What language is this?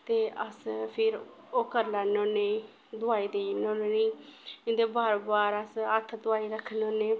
Dogri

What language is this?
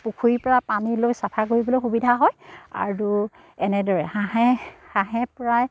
Assamese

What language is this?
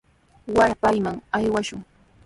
Sihuas Ancash Quechua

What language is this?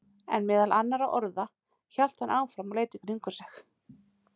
Icelandic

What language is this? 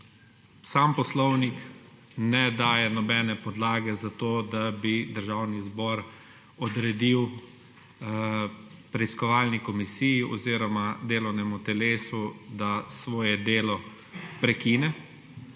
Slovenian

